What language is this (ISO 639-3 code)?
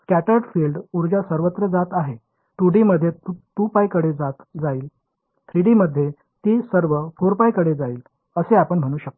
mar